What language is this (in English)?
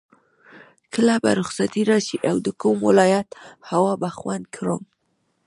Pashto